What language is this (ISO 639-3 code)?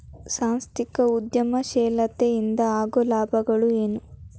kan